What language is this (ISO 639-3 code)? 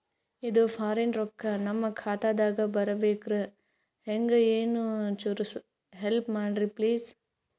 kan